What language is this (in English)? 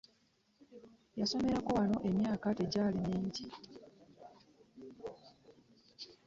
Ganda